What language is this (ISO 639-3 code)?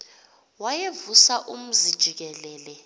xho